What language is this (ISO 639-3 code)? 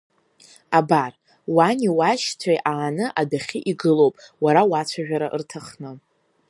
abk